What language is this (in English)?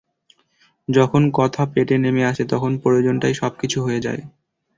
Bangla